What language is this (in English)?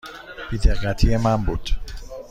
Persian